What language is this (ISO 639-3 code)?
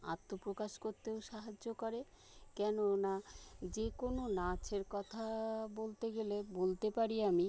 ben